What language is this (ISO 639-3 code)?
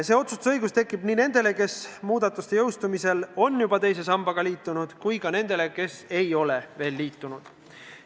est